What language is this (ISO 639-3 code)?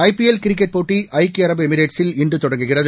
tam